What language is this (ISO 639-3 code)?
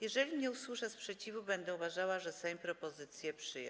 pol